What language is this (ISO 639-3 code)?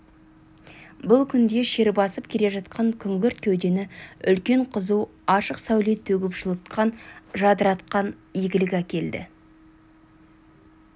kaz